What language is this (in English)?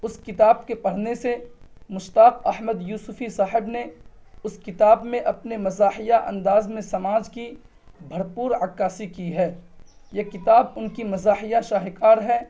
Urdu